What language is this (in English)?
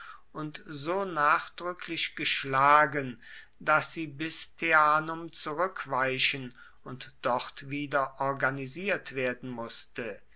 German